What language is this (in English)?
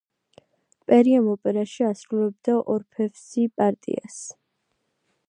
Georgian